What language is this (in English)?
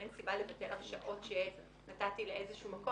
Hebrew